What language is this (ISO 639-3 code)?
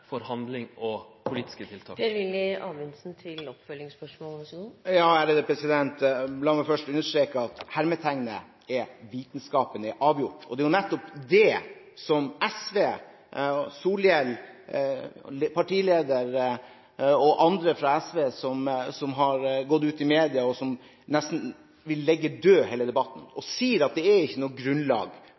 nob